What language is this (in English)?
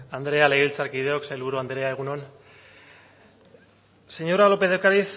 Basque